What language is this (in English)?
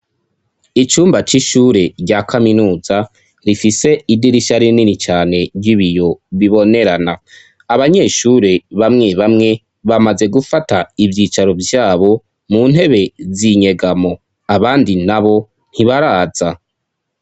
Rundi